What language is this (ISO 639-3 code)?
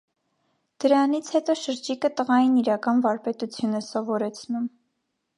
hye